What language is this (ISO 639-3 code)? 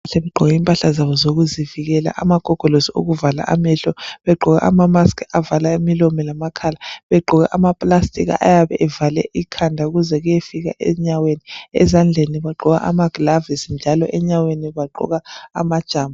nde